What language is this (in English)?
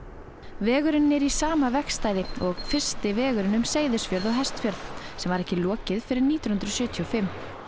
Icelandic